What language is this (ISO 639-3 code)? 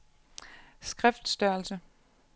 dan